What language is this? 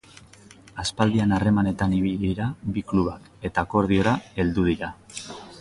Basque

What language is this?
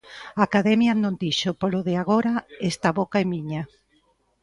Galician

